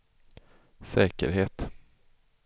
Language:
Swedish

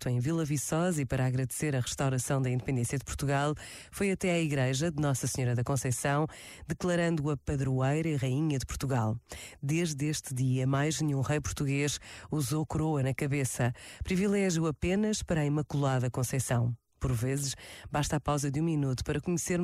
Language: Portuguese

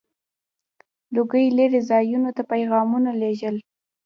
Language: Pashto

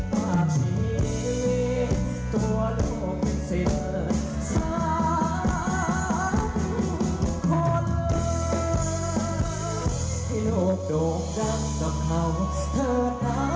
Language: Thai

